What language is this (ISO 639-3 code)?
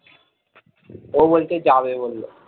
ben